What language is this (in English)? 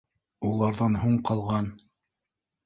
Bashkir